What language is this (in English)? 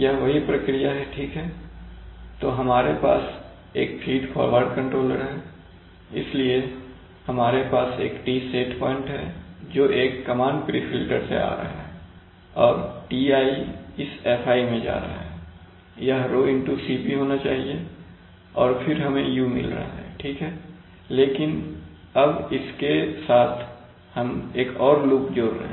Hindi